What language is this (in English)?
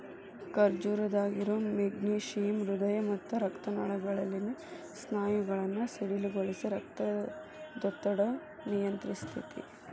Kannada